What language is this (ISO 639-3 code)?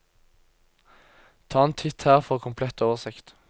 nor